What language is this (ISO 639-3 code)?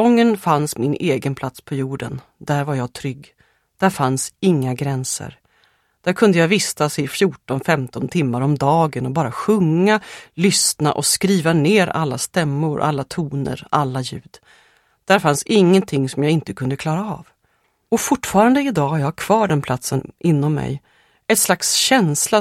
swe